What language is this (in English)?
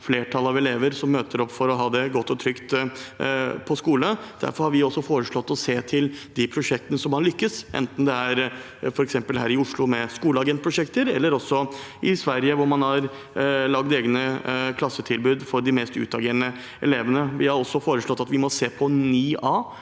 Norwegian